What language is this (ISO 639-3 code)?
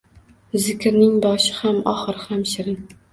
uzb